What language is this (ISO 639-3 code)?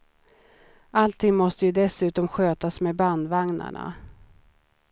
swe